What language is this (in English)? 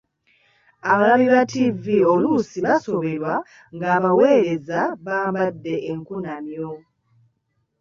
Ganda